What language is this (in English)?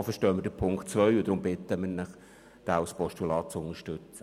Swiss German